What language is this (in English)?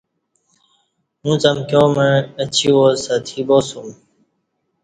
Kati